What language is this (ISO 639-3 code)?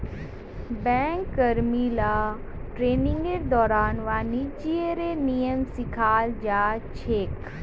mag